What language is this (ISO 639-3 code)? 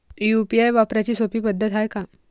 mar